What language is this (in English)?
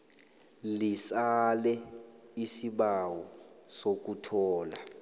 South Ndebele